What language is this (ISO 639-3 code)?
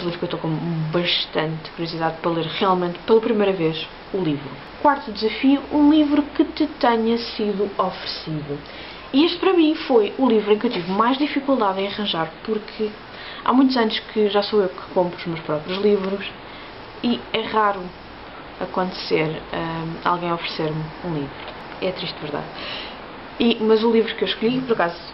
por